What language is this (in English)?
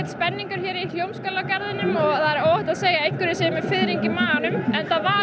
Icelandic